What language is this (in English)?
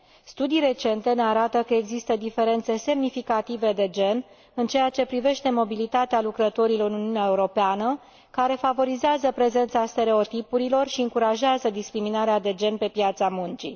Romanian